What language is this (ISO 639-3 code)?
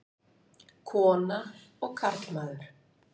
isl